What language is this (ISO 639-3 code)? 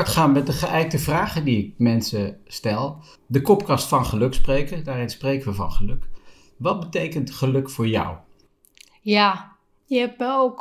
nld